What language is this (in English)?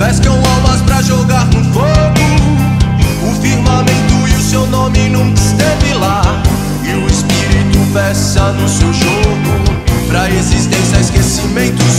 Romanian